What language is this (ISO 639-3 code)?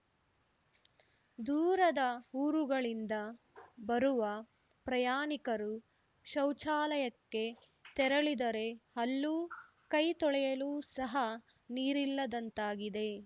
kan